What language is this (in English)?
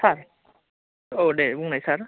Bodo